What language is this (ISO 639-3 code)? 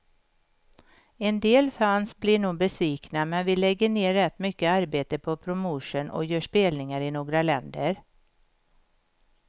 swe